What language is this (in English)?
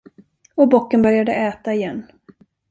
Swedish